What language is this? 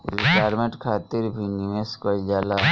Bhojpuri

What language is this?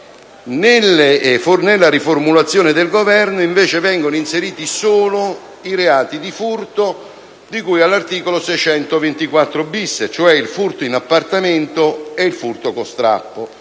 Italian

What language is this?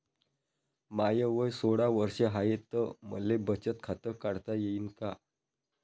Marathi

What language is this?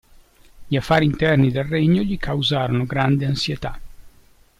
Italian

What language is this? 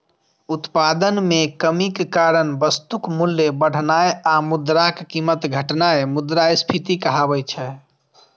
Maithili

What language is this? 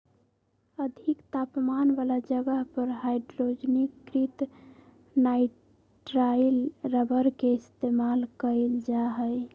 Magahi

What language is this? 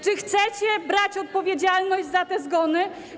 Polish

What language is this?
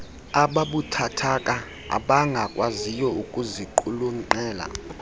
Xhosa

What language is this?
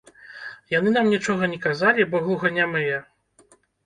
Belarusian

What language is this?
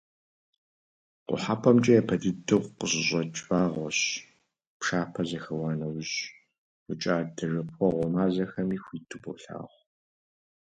Kabardian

